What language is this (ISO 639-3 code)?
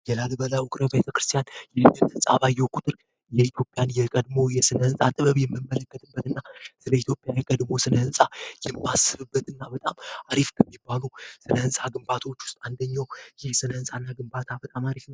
amh